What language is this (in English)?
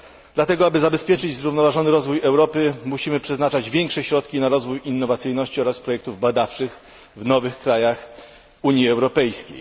Polish